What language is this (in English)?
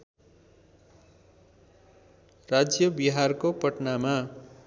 Nepali